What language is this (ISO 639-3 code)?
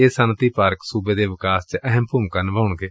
pan